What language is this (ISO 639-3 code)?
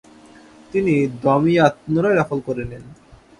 ben